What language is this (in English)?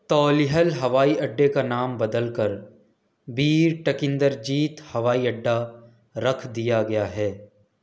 Urdu